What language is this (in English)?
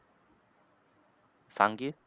Marathi